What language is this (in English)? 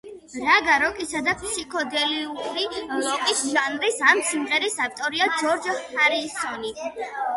Georgian